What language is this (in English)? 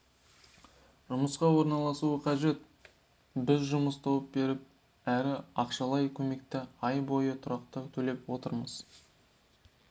Kazakh